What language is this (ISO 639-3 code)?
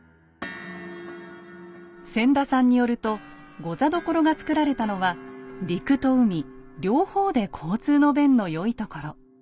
jpn